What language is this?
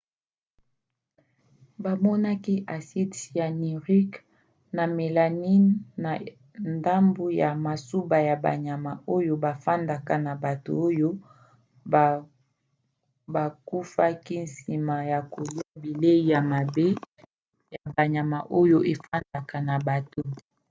Lingala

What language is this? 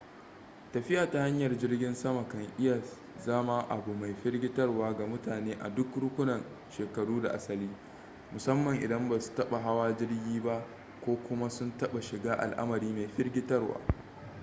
Hausa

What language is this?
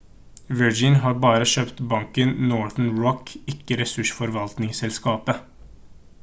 Norwegian Bokmål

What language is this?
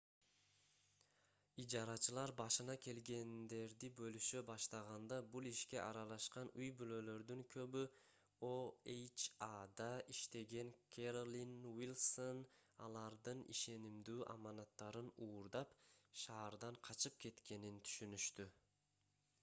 Kyrgyz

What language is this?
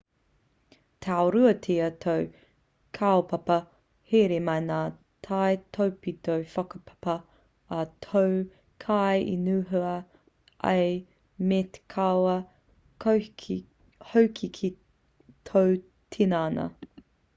Māori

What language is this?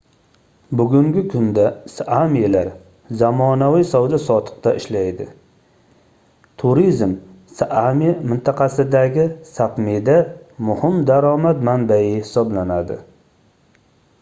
Uzbek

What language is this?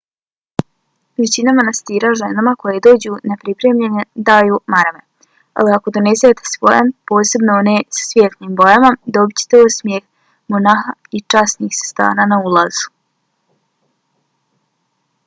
Bosnian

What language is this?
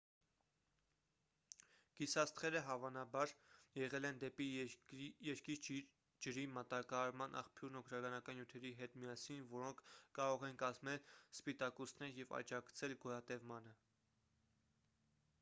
Armenian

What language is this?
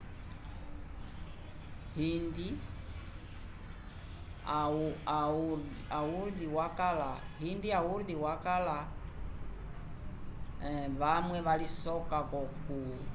Umbundu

